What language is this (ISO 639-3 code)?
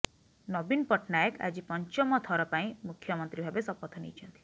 ori